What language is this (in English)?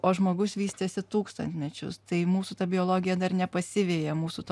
Lithuanian